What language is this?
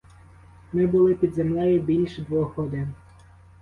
Ukrainian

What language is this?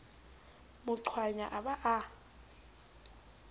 Southern Sotho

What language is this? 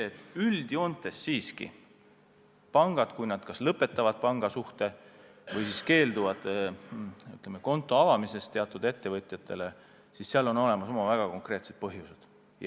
Estonian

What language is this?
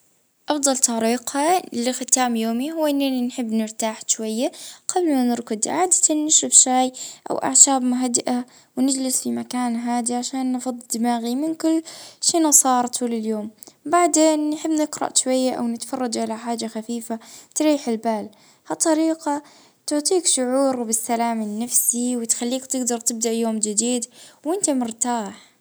Libyan Arabic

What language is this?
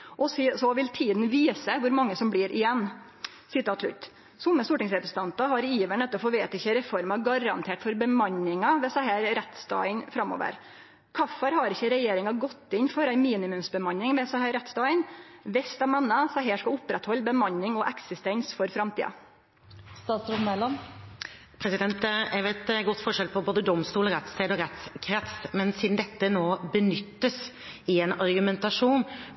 Norwegian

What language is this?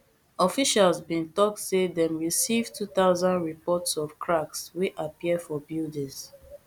Nigerian Pidgin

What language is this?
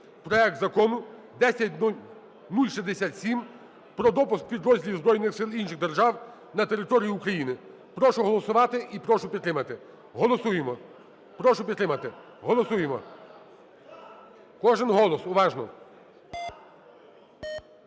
Ukrainian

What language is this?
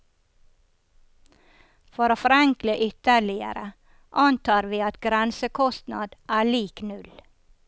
Norwegian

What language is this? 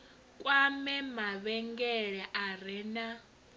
Venda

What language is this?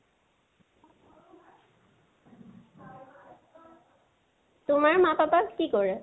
Assamese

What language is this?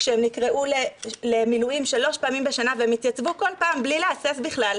Hebrew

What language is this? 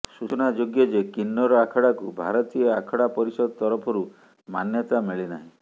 Odia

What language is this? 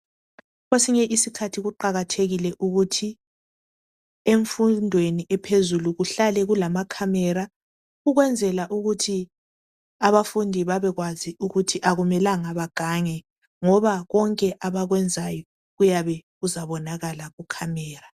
North Ndebele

